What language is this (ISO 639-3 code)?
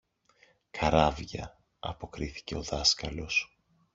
ell